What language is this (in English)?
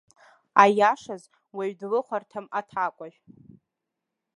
Abkhazian